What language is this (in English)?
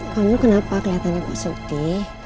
Indonesian